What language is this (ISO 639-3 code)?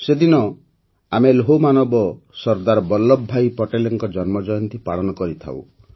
ori